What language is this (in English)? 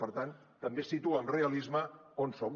Catalan